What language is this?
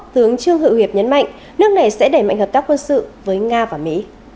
Vietnamese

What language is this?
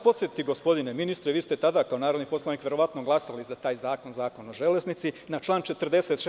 Serbian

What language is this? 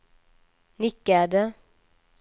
Swedish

